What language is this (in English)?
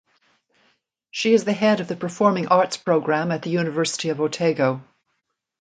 English